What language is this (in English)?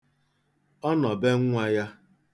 Igbo